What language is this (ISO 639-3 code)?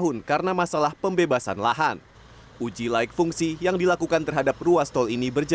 ind